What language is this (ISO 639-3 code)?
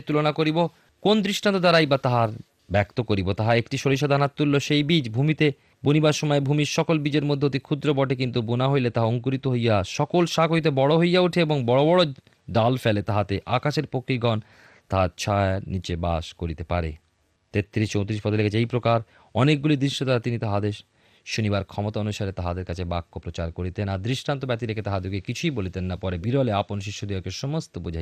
ben